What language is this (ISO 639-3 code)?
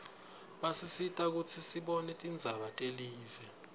ssw